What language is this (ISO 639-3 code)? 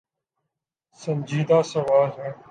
urd